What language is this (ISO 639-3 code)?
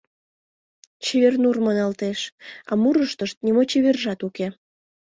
chm